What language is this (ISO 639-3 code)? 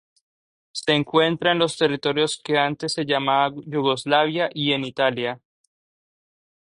spa